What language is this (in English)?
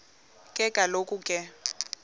Xhosa